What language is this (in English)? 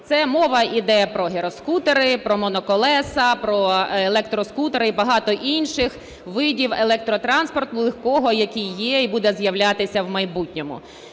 Ukrainian